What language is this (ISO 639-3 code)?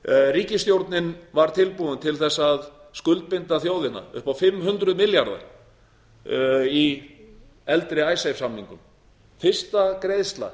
isl